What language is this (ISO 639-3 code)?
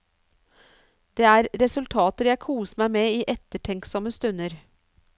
nor